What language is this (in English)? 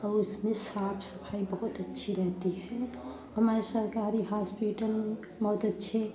Hindi